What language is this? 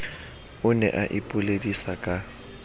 Southern Sotho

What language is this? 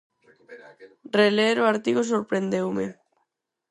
Galician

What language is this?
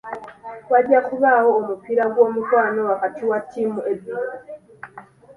Ganda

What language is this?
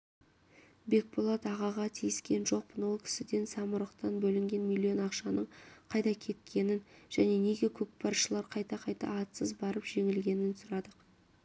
Kazakh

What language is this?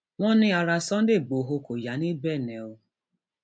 Yoruba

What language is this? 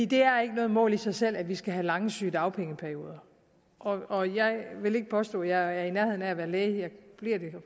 Danish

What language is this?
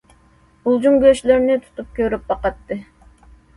Uyghur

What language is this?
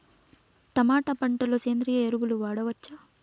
Telugu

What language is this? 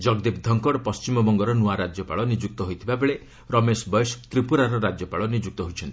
Odia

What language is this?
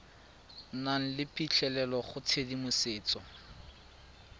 Tswana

